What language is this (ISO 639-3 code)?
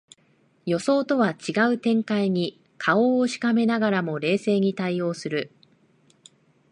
jpn